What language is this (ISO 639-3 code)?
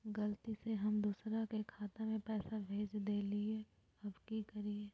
mag